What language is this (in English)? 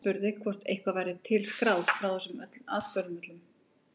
Icelandic